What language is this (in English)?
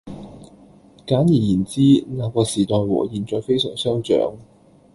Cantonese